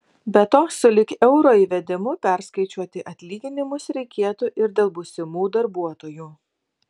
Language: Lithuanian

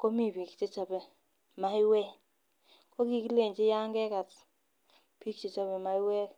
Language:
Kalenjin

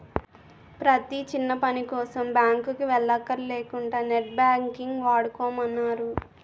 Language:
Telugu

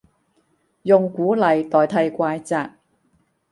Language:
Cantonese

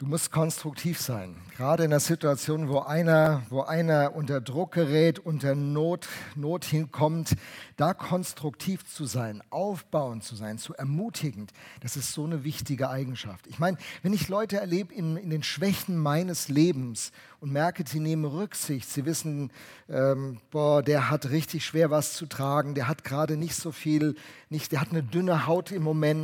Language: German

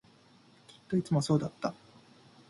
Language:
Japanese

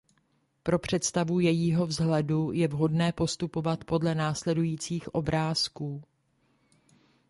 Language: Czech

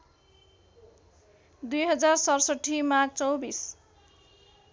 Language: Nepali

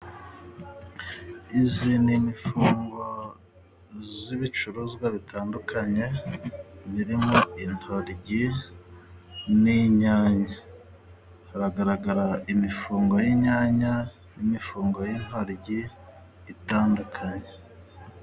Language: Kinyarwanda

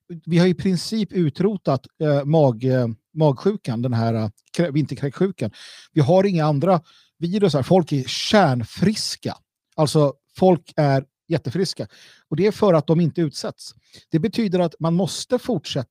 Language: Swedish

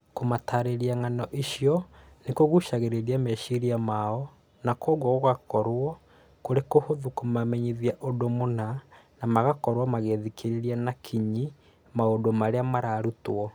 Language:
Kikuyu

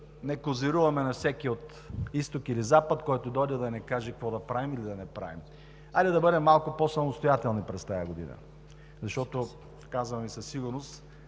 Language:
Bulgarian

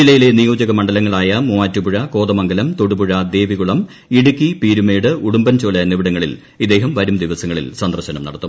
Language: Malayalam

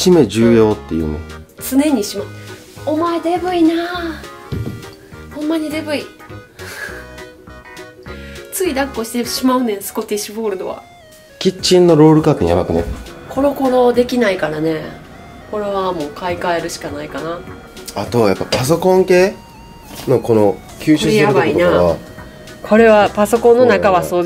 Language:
Japanese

